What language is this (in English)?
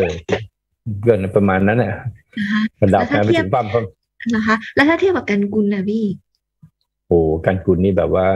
Thai